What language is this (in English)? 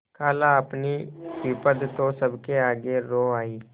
Hindi